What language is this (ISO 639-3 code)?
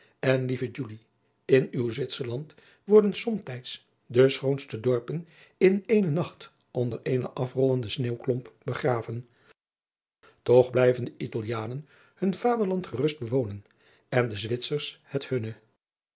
nld